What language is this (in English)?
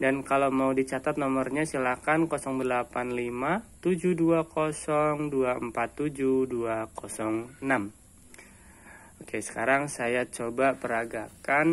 Indonesian